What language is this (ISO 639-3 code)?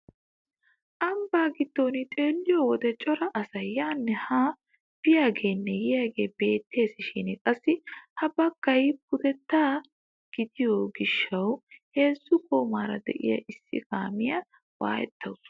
wal